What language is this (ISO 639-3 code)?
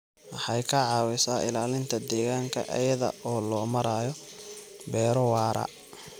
som